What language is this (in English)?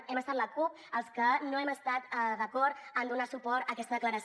Catalan